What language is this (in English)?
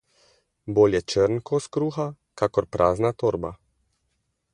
Slovenian